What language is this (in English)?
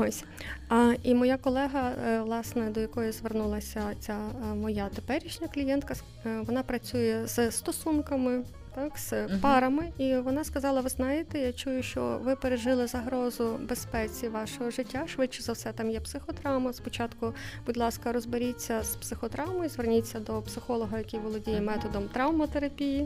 Ukrainian